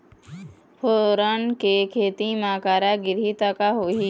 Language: Chhattisgarhi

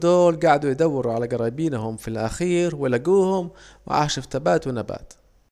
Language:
Saidi Arabic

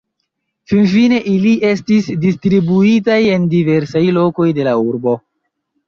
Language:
Esperanto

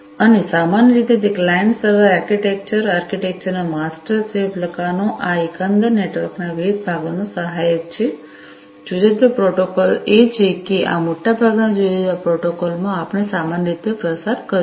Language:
Gujarati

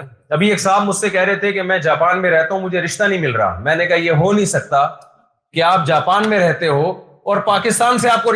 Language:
Urdu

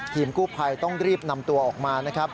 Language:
Thai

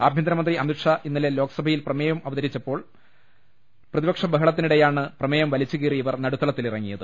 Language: Malayalam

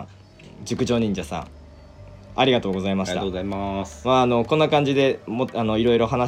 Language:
Japanese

